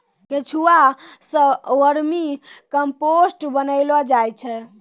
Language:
Maithili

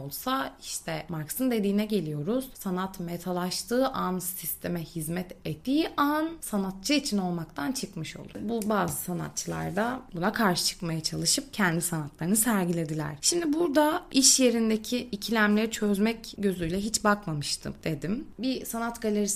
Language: Turkish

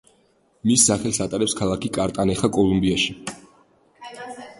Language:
Georgian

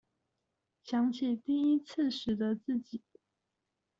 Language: Chinese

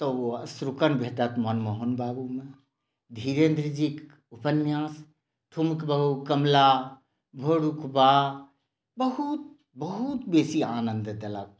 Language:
Maithili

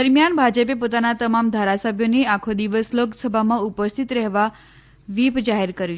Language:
Gujarati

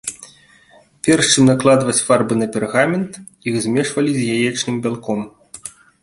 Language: Belarusian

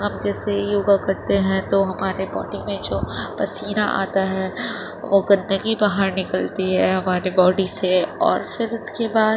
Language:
Urdu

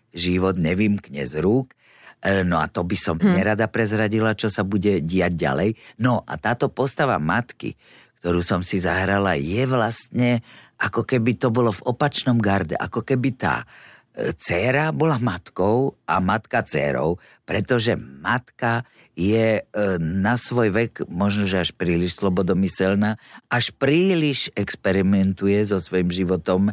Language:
Slovak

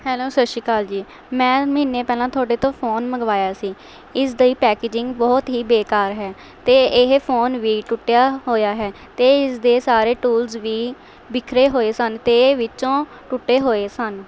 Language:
Punjabi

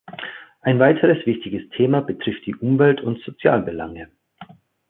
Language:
German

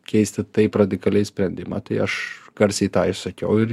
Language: Lithuanian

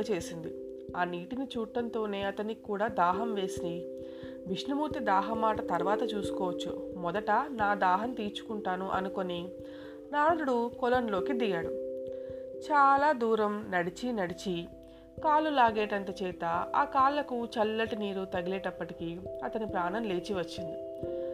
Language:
Telugu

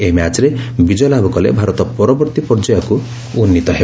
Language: Odia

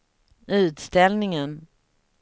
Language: Swedish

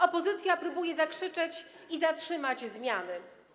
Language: Polish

